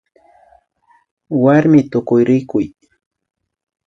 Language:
Imbabura Highland Quichua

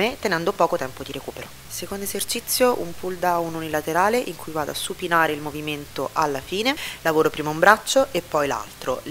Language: Italian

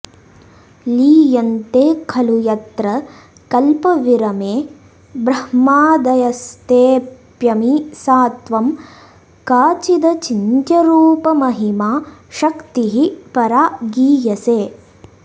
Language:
Sanskrit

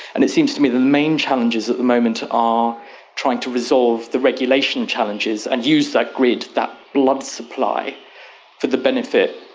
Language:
English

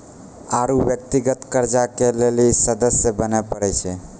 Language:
Maithili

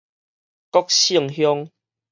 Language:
Min Nan Chinese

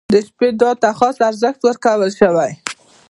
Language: Pashto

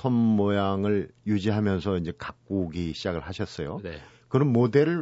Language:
Korean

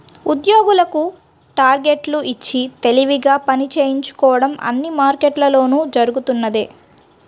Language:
Telugu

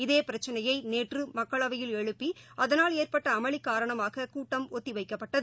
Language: Tamil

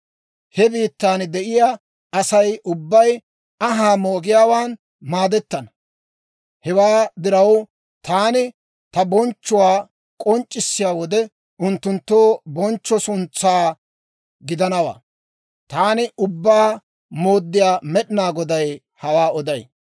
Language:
Dawro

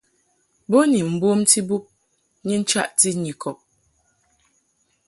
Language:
Mungaka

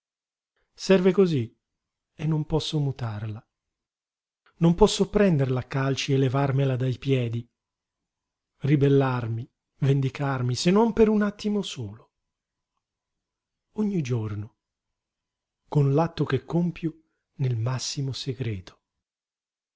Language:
Italian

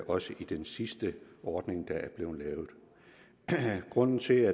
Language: Danish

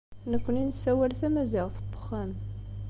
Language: Kabyle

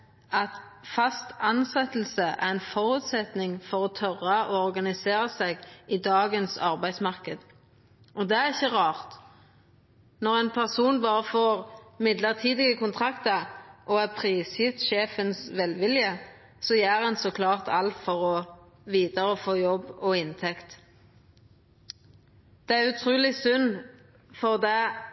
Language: Norwegian Nynorsk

